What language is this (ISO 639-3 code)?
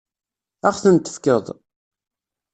kab